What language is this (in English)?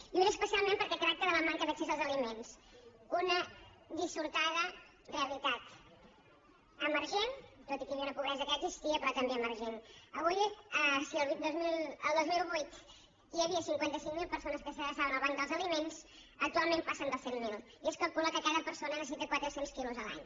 Catalan